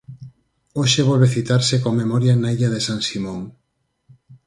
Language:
Galician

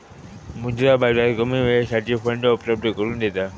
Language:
Marathi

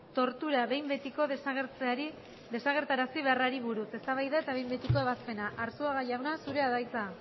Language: Basque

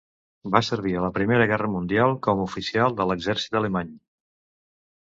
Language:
Catalan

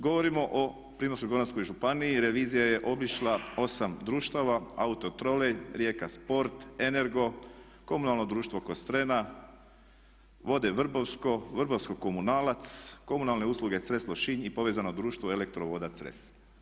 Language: Croatian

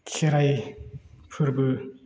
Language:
Bodo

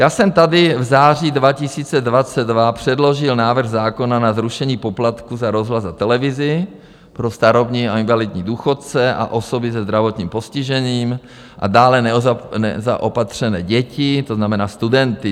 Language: Czech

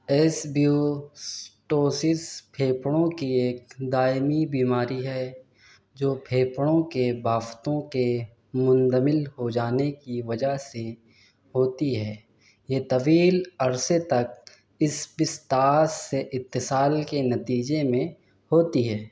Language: Urdu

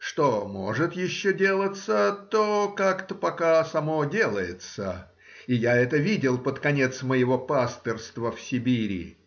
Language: Russian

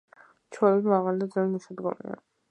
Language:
Georgian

